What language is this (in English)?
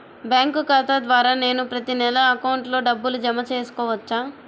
Telugu